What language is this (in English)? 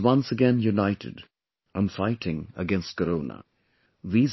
English